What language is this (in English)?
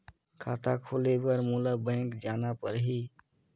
Chhattisgarhi